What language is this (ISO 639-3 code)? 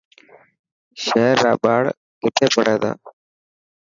mki